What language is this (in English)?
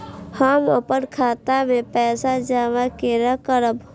Maithili